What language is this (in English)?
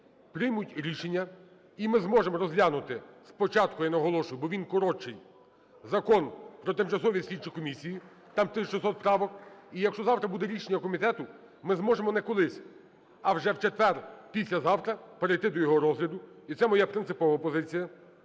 Ukrainian